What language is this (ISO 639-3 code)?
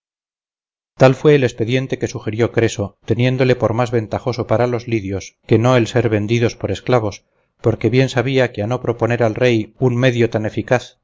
spa